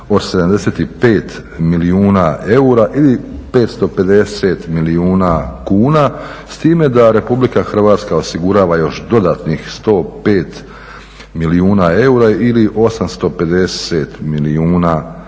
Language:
Croatian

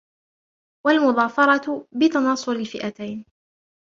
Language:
Arabic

